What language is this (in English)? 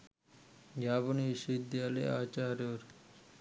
Sinhala